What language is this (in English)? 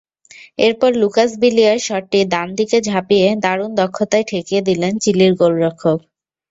Bangla